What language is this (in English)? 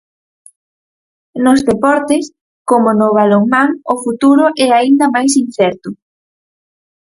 Galician